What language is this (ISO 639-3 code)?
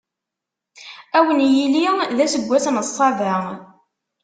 kab